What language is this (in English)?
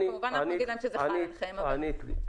Hebrew